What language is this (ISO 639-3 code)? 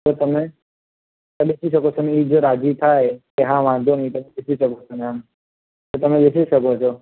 guj